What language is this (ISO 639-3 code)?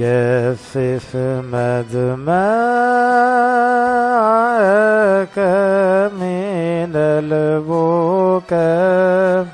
ara